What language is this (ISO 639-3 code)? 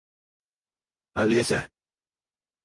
rus